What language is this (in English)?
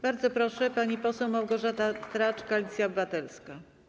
Polish